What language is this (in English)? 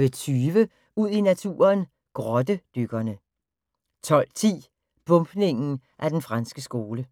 Danish